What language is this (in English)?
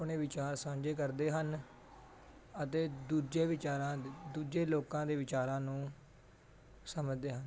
Punjabi